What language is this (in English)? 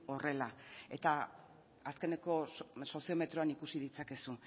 Basque